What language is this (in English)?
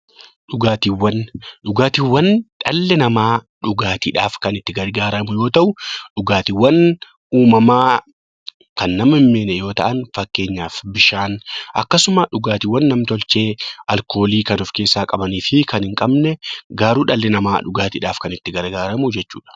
Oromo